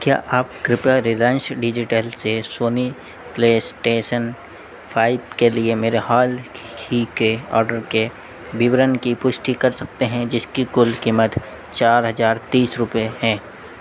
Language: Hindi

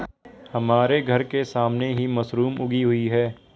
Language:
Hindi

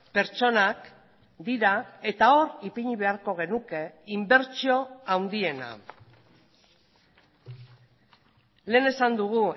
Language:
Basque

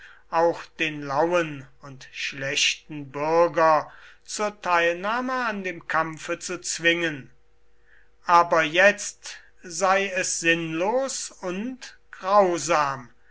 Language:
German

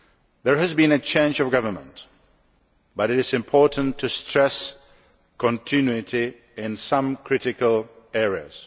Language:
English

